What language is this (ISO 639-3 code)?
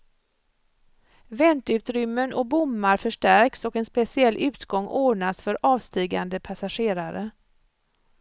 swe